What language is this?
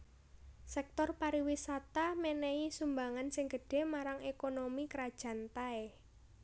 Javanese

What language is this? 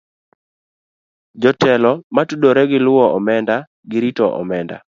Luo (Kenya and Tanzania)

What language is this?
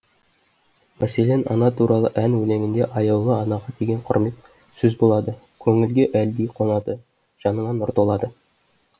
Kazakh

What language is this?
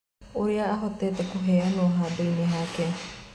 Kikuyu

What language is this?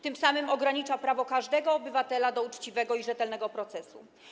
Polish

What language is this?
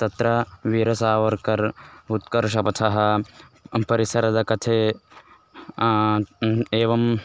Sanskrit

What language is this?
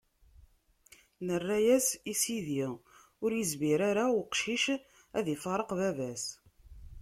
Kabyle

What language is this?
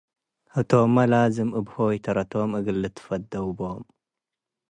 Tigre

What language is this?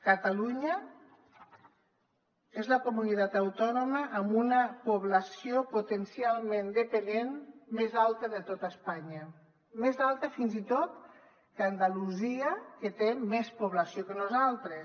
Catalan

